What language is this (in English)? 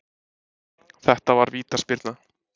Icelandic